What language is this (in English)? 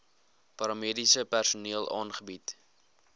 Afrikaans